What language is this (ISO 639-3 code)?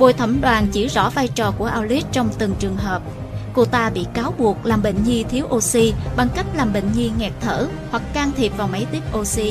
vie